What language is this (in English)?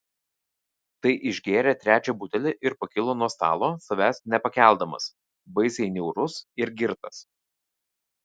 Lithuanian